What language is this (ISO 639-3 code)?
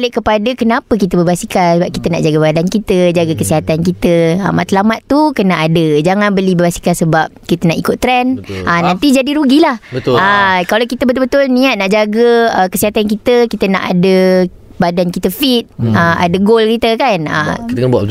msa